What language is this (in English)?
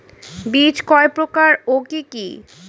Bangla